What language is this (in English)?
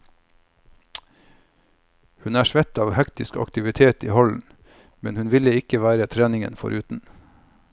Norwegian